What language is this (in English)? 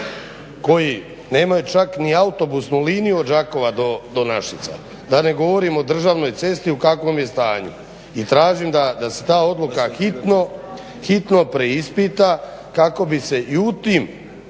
Croatian